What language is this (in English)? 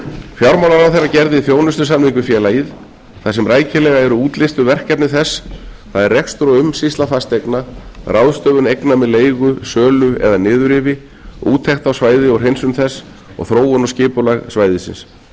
Icelandic